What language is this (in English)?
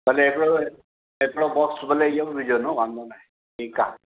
Sindhi